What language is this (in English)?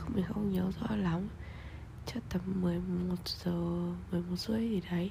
Vietnamese